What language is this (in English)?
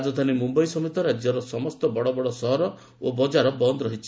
Odia